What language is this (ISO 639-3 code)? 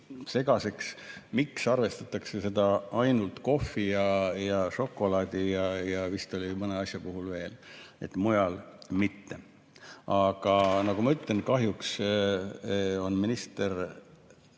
est